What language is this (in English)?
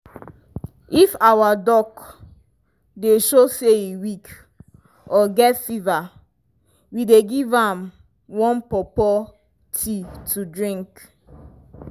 Nigerian Pidgin